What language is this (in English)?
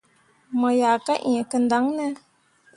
Mundang